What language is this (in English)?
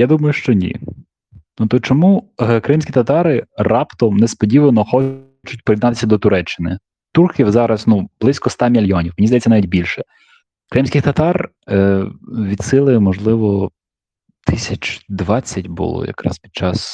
Ukrainian